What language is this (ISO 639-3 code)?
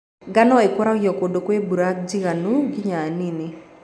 kik